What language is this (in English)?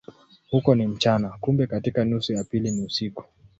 Swahili